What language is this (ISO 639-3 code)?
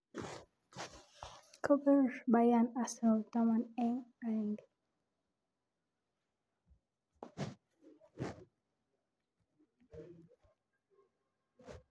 kln